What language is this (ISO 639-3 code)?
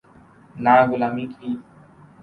urd